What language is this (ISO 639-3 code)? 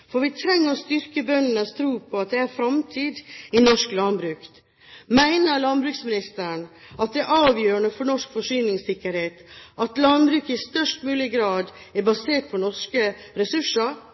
nob